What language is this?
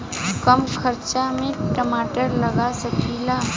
Bhojpuri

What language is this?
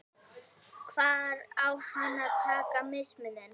Icelandic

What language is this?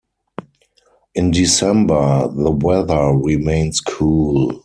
English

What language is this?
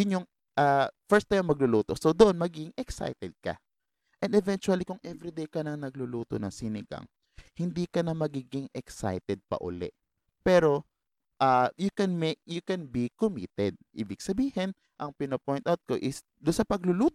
Filipino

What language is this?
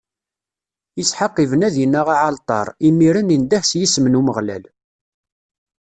Kabyle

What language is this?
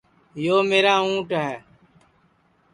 Sansi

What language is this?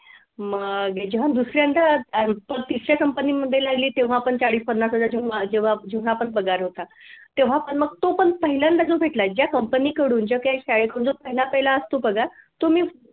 Marathi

